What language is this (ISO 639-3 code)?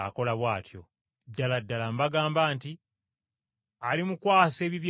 lug